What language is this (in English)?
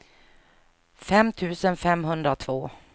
Swedish